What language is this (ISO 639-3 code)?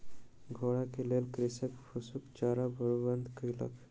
mai